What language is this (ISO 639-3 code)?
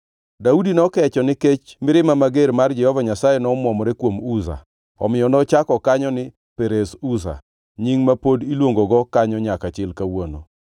luo